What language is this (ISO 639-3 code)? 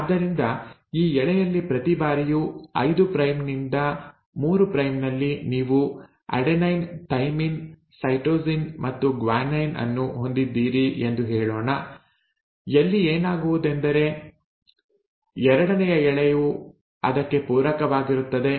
kan